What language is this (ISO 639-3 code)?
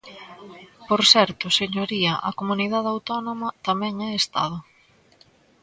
glg